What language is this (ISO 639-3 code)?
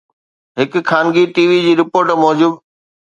snd